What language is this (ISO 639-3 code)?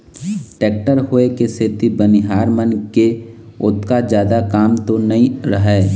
hne